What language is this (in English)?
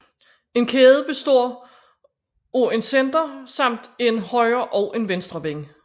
Danish